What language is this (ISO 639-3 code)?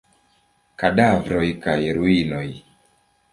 epo